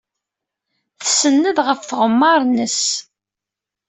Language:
Kabyle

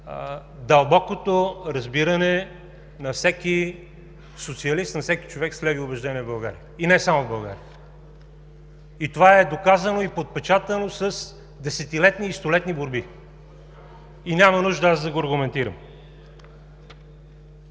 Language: Bulgarian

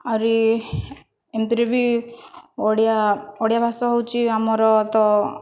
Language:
Odia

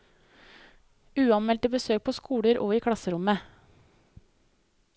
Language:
Norwegian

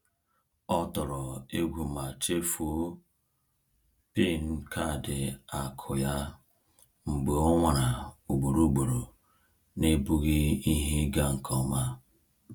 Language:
Igbo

